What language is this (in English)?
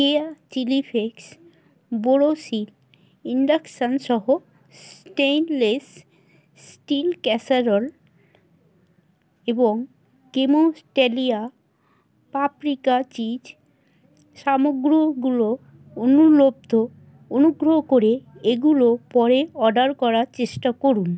Bangla